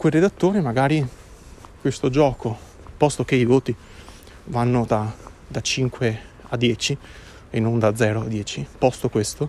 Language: Italian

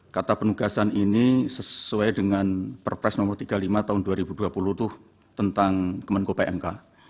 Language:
Indonesian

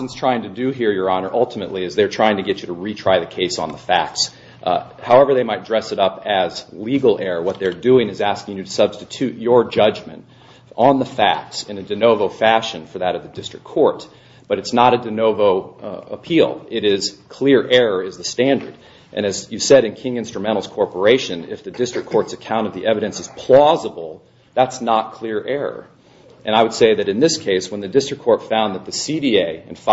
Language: English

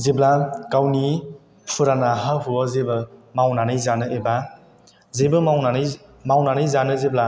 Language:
Bodo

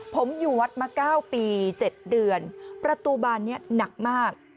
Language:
Thai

